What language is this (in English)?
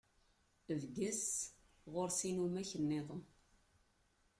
Kabyle